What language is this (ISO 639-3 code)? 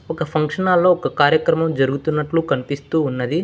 tel